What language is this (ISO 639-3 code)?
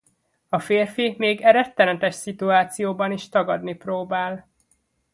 hun